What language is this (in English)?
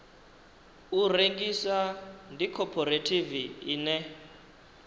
Venda